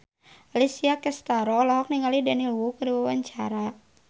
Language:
Sundanese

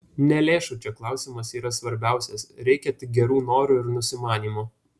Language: Lithuanian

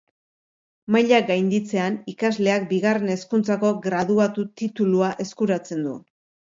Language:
Basque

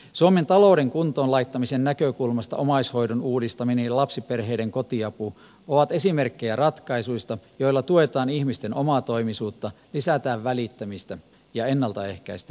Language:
Finnish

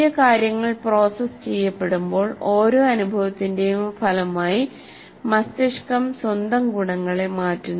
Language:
Malayalam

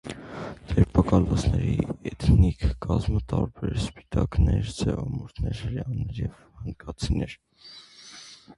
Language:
Armenian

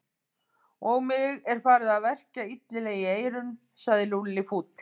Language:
Icelandic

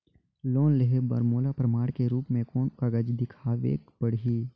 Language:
Chhattisgarhi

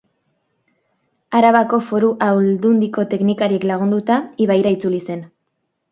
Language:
Basque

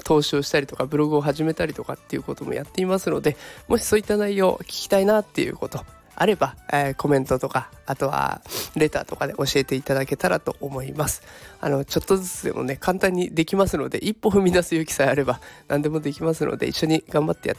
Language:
Japanese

